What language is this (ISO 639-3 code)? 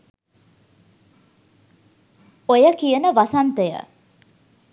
sin